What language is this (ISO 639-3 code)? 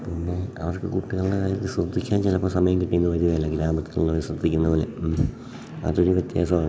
mal